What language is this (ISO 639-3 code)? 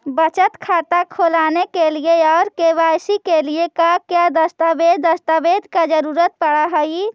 mag